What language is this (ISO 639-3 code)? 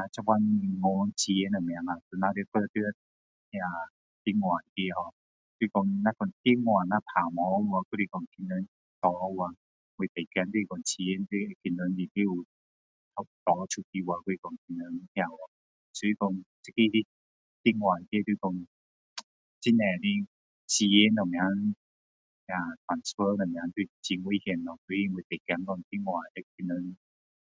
cdo